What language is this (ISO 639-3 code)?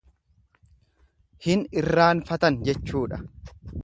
orm